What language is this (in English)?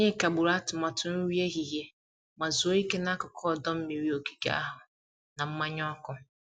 Igbo